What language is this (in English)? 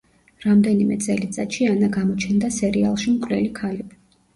Georgian